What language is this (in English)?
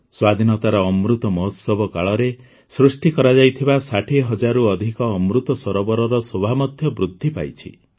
Odia